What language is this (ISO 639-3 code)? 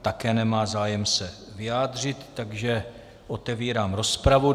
ces